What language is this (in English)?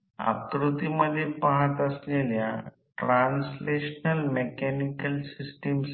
Marathi